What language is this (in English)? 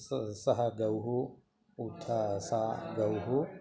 Sanskrit